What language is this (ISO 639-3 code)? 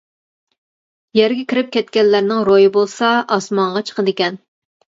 uig